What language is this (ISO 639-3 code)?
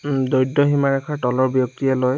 asm